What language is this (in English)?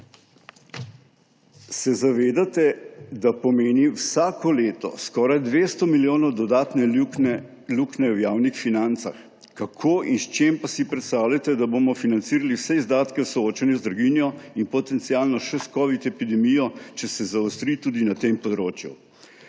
Slovenian